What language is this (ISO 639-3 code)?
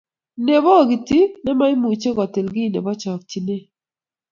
kln